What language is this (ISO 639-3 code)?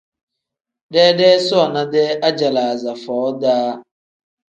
kdh